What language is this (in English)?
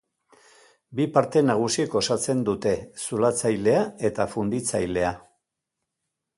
Basque